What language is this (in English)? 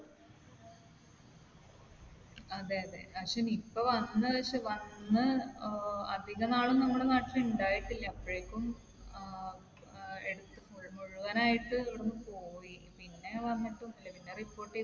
Malayalam